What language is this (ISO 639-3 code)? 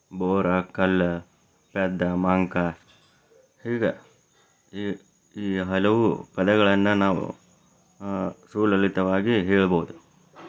kan